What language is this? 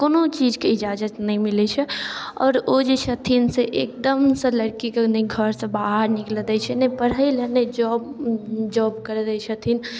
Maithili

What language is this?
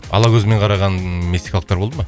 Kazakh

